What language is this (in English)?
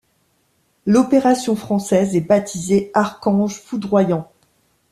French